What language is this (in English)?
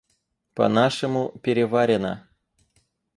Russian